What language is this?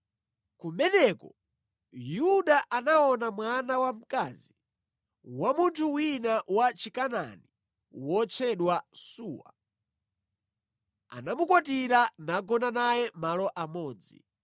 Nyanja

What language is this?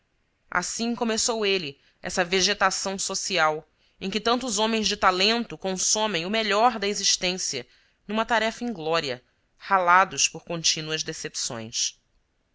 Portuguese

